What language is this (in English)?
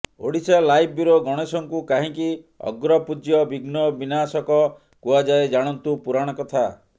Odia